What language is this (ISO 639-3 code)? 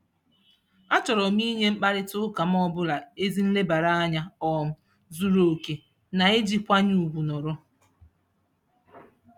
ibo